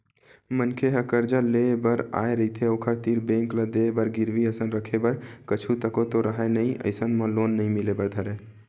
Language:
Chhattisgarhi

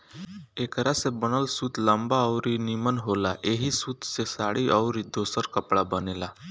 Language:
Bhojpuri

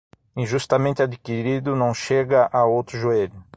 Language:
Portuguese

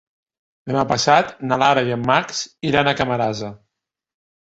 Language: Catalan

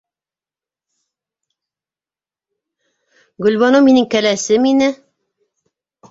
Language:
Bashkir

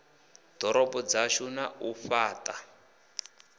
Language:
Venda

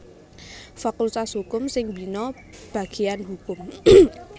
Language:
Javanese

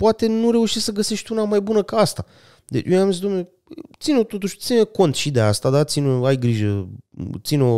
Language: Romanian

